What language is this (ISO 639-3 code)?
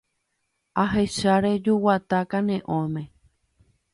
grn